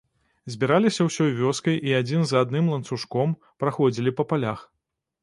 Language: Belarusian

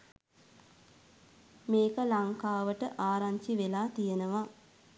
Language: Sinhala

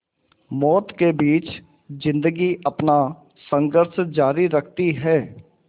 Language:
Hindi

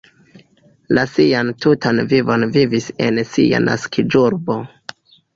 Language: Esperanto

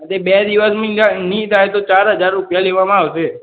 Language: Gujarati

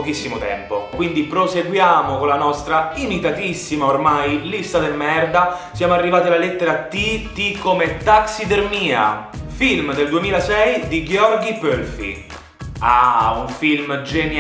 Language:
Italian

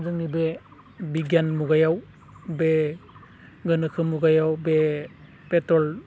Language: Bodo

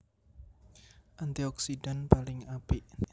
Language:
Javanese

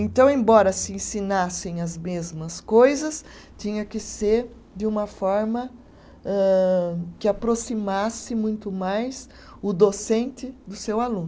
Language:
Portuguese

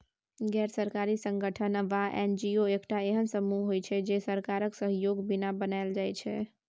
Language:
Maithili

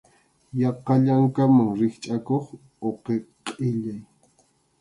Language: Arequipa-La Unión Quechua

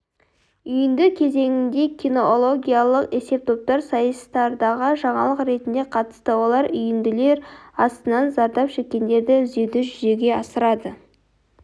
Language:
Kazakh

